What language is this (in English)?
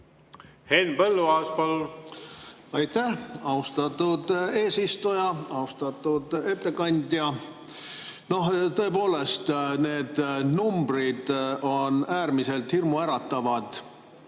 Estonian